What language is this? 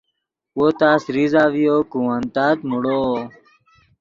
Yidgha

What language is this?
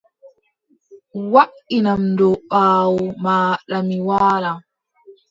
Adamawa Fulfulde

